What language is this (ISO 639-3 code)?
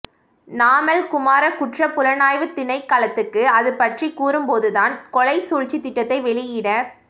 tam